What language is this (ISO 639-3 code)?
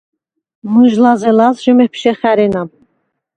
sva